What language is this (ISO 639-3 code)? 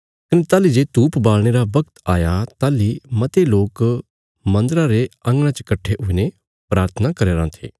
kfs